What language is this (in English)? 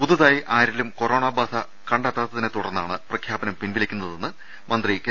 Malayalam